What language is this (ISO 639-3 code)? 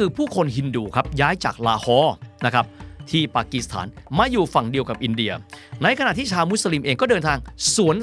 tha